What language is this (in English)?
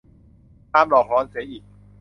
Thai